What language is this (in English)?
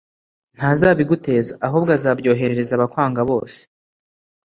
Kinyarwanda